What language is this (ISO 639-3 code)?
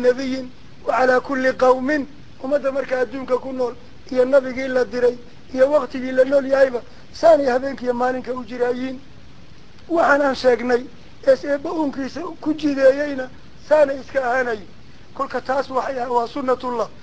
ara